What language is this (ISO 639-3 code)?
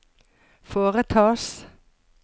nor